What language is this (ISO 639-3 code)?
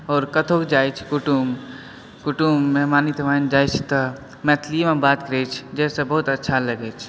mai